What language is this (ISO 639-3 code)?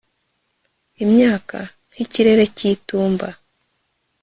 kin